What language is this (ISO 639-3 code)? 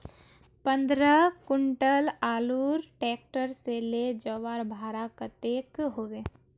mag